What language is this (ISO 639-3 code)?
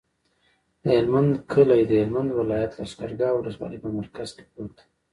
pus